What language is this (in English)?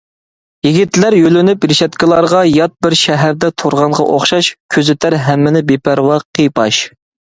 Uyghur